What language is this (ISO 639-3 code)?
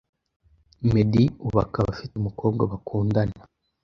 kin